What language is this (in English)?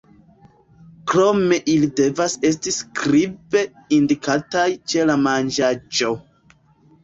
Esperanto